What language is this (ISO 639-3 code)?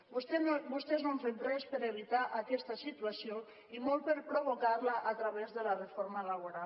cat